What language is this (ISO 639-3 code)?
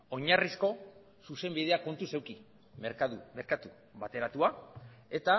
eus